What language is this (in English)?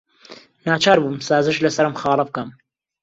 Central Kurdish